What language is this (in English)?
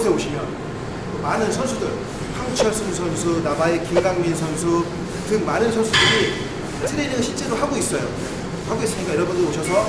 Korean